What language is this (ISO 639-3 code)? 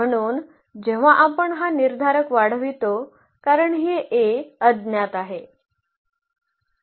mar